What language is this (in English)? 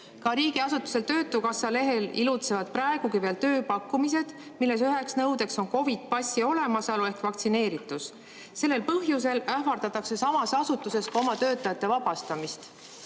Estonian